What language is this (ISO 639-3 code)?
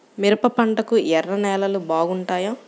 tel